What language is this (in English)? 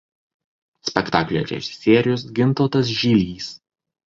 Lithuanian